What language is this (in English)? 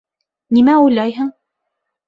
Bashkir